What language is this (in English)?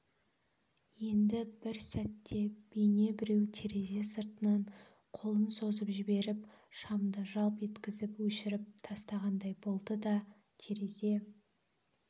Kazakh